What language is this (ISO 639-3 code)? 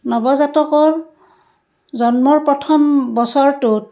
asm